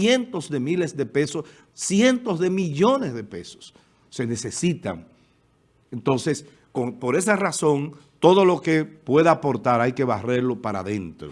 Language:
Spanish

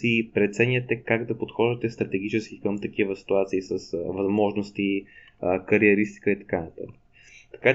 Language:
Bulgarian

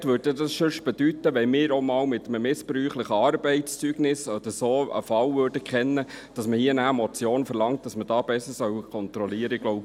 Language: Swiss German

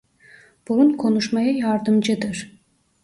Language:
Turkish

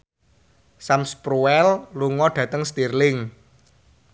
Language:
Javanese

